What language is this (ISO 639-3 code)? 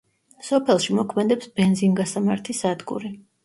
kat